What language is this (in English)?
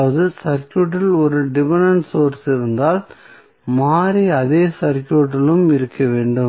Tamil